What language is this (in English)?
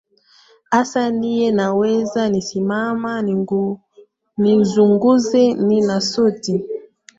Swahili